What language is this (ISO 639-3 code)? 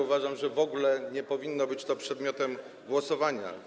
pol